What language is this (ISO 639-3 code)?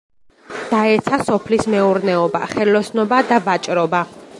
kat